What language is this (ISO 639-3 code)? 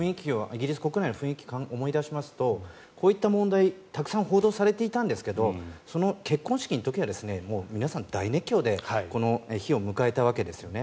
jpn